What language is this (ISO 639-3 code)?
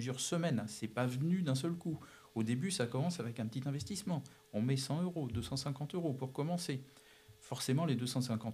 fra